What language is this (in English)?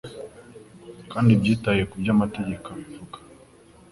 Kinyarwanda